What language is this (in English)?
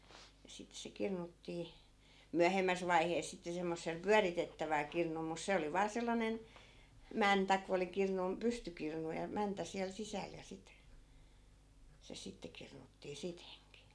Finnish